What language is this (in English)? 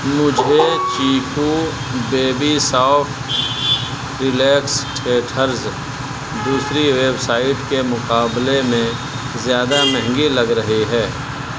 Urdu